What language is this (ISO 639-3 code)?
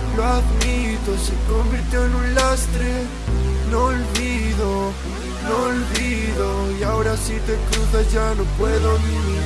spa